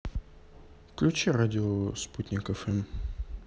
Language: Russian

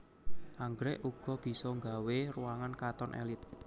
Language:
Javanese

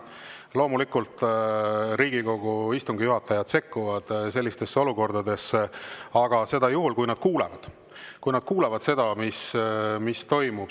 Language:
Estonian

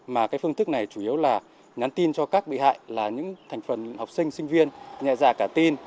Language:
Vietnamese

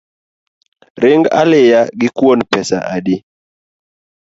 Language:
Luo (Kenya and Tanzania)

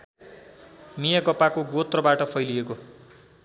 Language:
Nepali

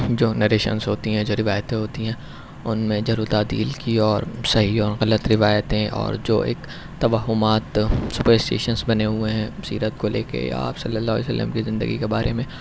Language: Urdu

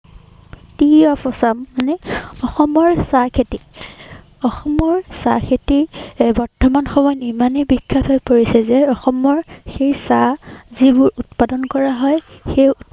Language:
Assamese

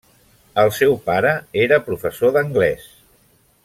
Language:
Catalan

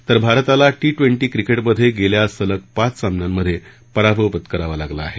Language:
Marathi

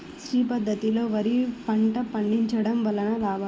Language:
Telugu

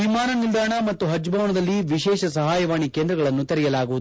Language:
Kannada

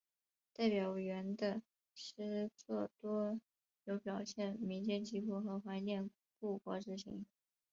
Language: Chinese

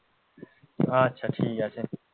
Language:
Bangla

